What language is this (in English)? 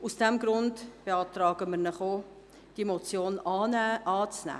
Swiss German